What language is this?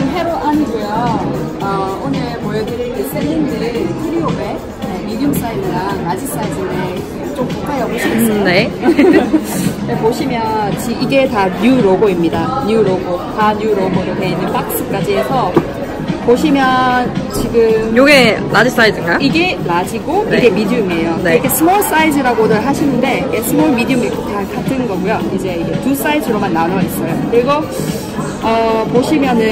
Korean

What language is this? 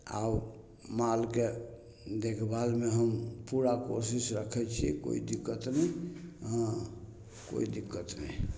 Maithili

